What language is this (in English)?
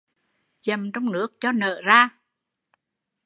Vietnamese